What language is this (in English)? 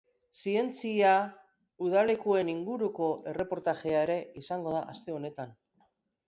Basque